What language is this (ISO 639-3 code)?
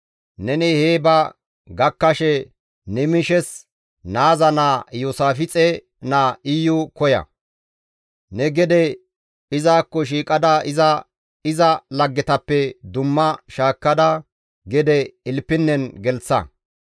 gmv